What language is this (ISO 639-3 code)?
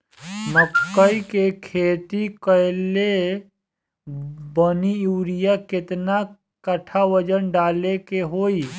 bho